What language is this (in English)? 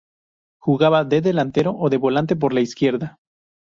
Spanish